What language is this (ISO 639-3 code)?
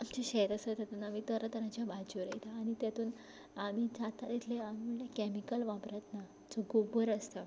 kok